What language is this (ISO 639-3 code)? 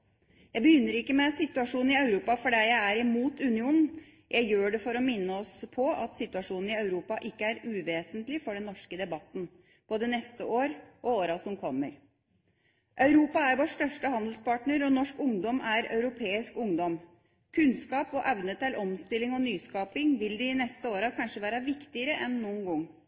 nob